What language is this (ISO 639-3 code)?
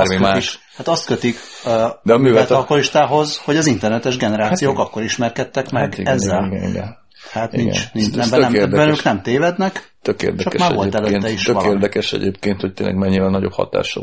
hun